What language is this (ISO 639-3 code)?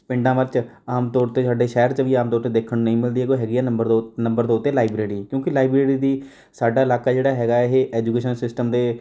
pan